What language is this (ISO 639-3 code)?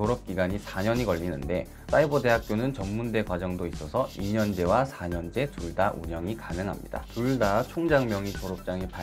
kor